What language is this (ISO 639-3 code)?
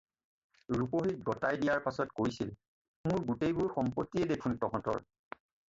asm